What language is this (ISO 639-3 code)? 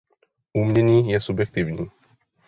ces